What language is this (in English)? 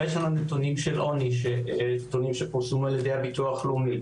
Hebrew